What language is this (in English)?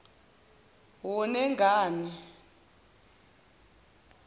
Zulu